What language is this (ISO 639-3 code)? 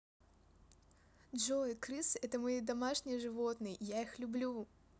rus